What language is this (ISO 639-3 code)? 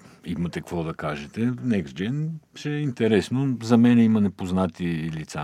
bul